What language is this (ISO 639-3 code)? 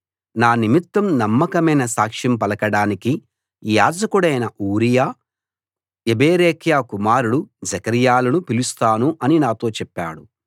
tel